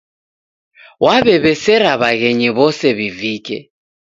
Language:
Taita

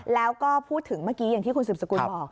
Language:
Thai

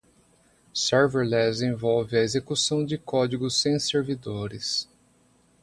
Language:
Portuguese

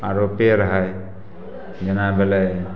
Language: Maithili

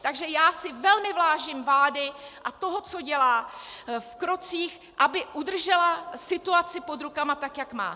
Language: Czech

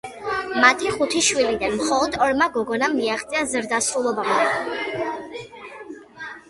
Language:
Georgian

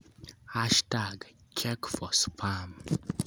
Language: Luo (Kenya and Tanzania)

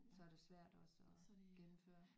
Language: Danish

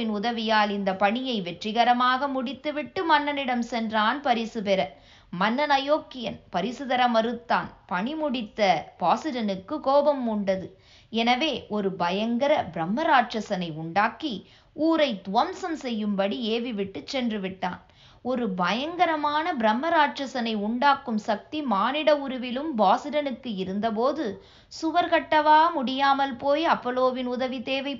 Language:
Tamil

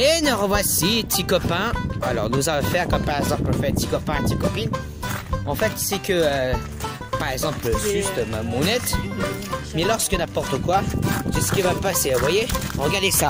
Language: French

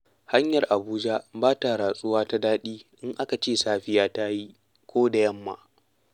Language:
Hausa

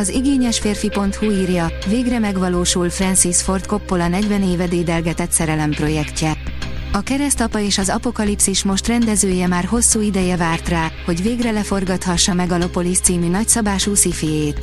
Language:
Hungarian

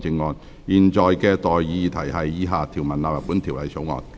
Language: Cantonese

